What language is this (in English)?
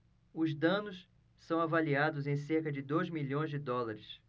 Portuguese